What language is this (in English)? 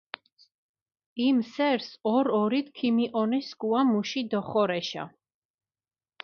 Mingrelian